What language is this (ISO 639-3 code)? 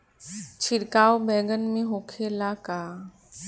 bho